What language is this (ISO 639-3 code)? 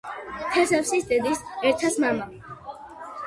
kat